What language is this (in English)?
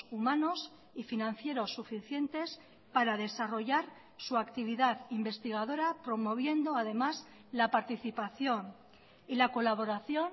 Spanish